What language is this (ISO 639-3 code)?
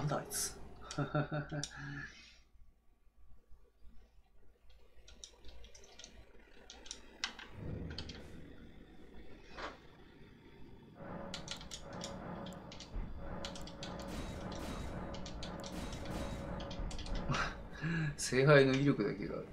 jpn